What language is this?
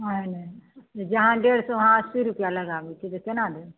Maithili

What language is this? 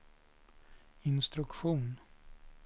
Swedish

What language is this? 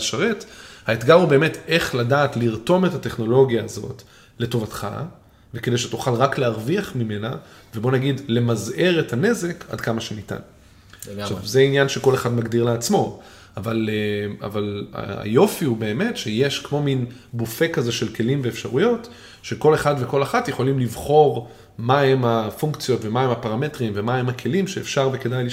Hebrew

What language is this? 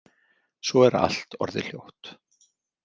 Icelandic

